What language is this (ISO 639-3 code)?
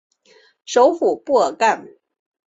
zho